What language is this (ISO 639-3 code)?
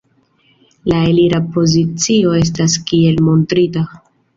epo